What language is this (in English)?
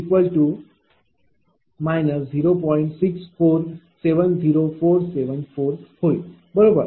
Marathi